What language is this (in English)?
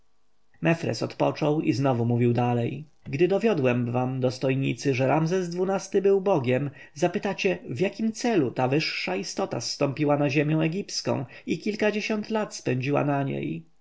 Polish